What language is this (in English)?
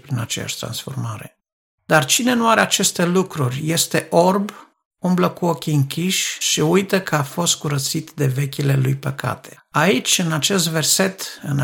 Romanian